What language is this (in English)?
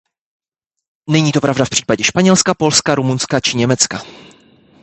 Czech